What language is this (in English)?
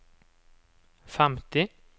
Norwegian